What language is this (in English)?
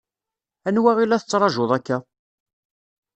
Kabyle